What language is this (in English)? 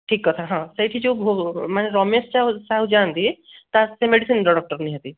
Odia